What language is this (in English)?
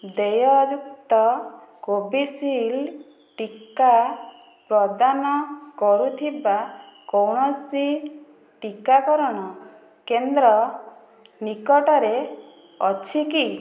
Odia